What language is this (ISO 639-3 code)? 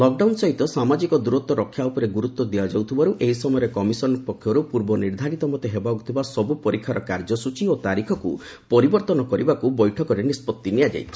ori